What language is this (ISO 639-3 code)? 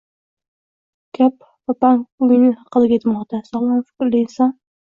uzb